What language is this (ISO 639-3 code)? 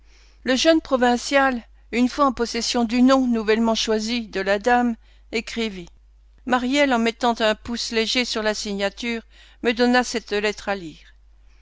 fra